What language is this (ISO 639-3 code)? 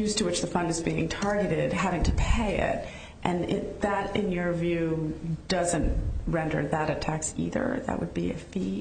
eng